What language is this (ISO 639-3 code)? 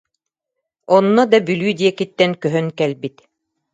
sah